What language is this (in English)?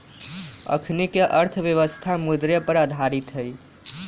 Magahi